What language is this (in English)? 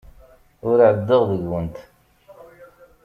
Kabyle